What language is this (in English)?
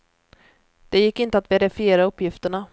Swedish